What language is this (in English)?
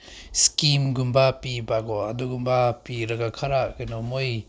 Manipuri